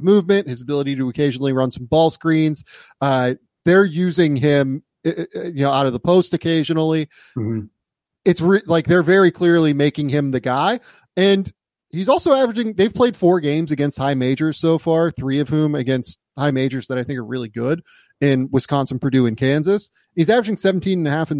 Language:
English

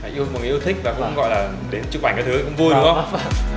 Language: Vietnamese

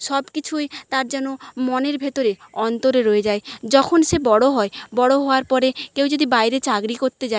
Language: Bangla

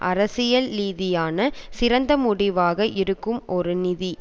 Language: Tamil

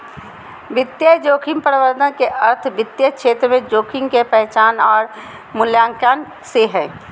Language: Magahi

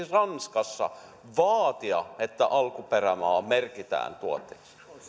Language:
Finnish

